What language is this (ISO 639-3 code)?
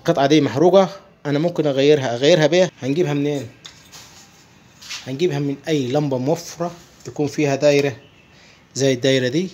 ara